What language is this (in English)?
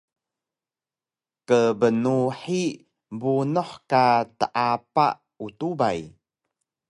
Taroko